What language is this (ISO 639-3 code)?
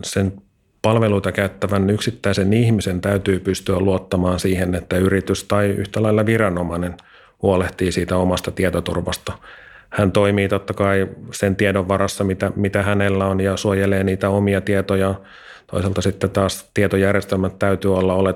fin